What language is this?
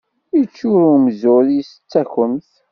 Kabyle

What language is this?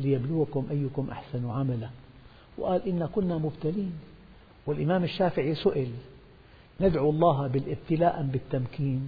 Arabic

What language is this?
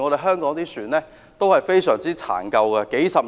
Cantonese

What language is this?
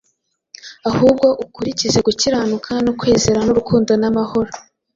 Kinyarwanda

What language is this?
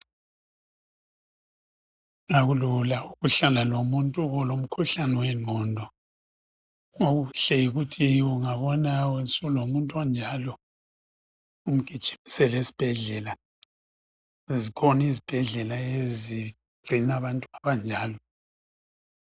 North Ndebele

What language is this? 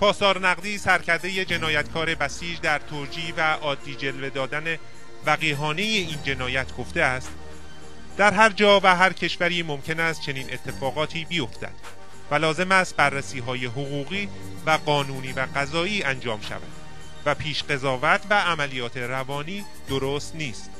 Persian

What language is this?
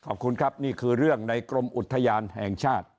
Thai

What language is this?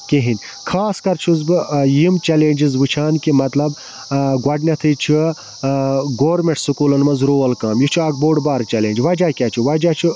Kashmiri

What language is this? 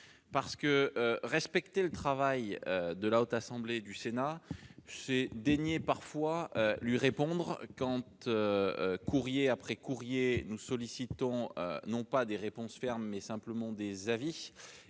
French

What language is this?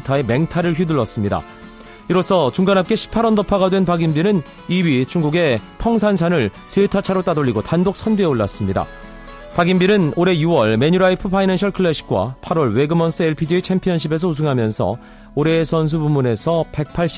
Korean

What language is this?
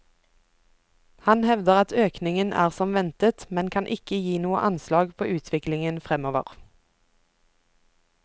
Norwegian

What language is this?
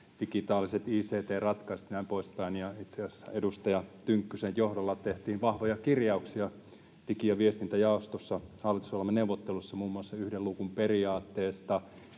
Finnish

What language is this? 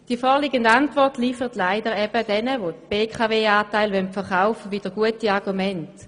Swiss German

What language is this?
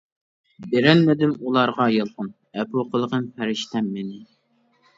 Uyghur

